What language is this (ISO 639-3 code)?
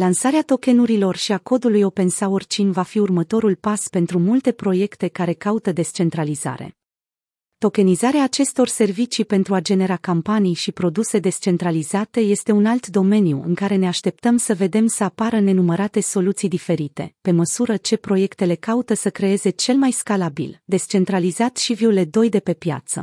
ron